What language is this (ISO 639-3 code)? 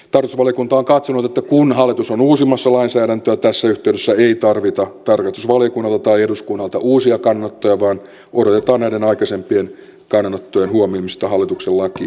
fin